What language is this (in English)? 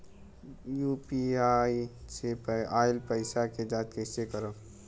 Bhojpuri